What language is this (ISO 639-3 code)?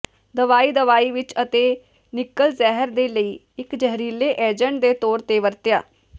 pan